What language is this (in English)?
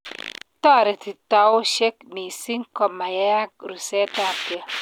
Kalenjin